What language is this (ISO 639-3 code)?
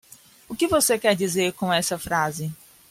por